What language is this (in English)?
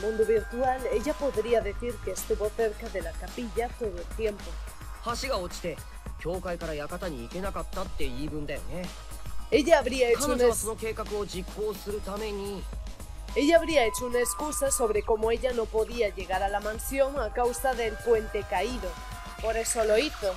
Spanish